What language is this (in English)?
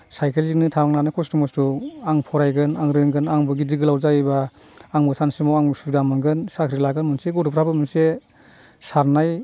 Bodo